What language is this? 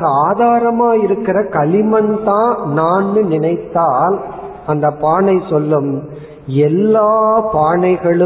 Tamil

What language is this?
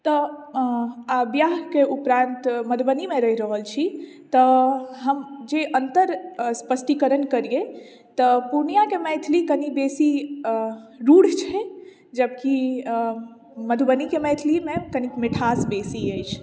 Maithili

